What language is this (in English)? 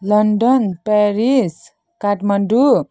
Nepali